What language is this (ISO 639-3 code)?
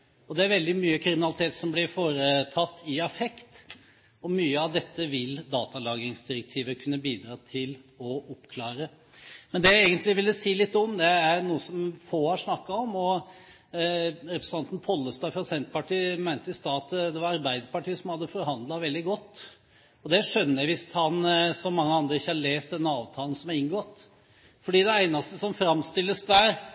nob